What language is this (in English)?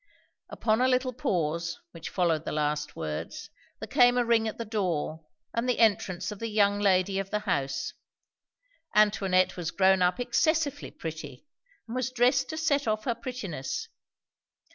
English